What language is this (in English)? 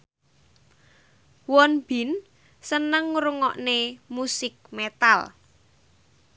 Javanese